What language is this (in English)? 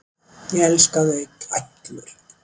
Icelandic